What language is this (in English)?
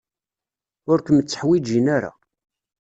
Kabyle